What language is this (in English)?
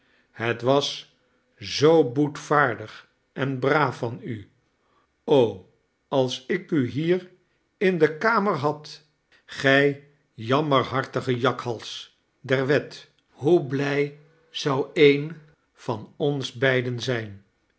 Dutch